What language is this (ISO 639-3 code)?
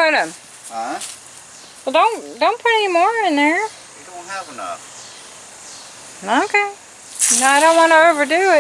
eng